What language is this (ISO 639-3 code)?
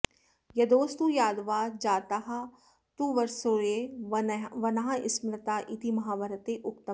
san